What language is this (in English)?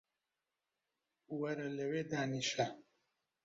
Central Kurdish